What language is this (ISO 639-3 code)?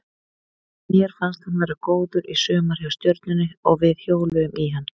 isl